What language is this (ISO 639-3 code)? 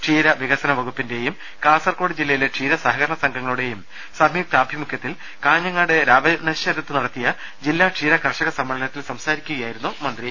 mal